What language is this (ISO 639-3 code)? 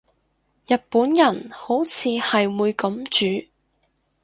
yue